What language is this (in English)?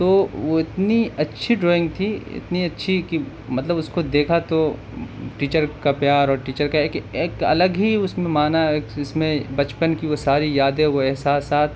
Urdu